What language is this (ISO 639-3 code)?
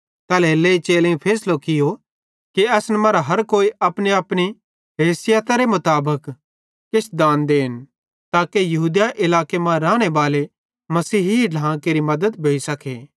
bhd